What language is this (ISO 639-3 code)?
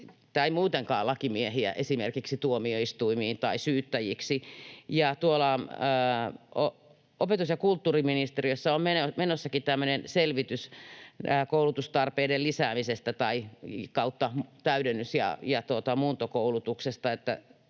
fin